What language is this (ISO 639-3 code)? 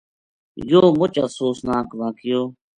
gju